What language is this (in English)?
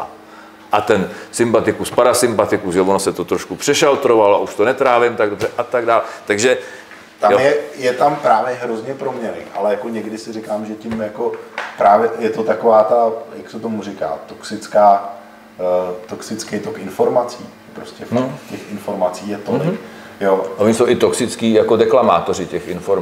Czech